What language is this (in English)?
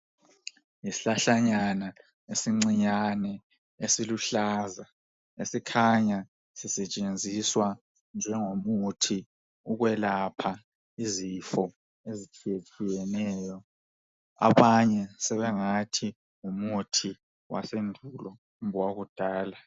North Ndebele